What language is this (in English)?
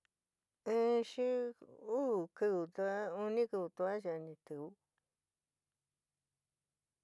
San Miguel El Grande Mixtec